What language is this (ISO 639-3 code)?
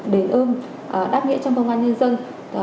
vie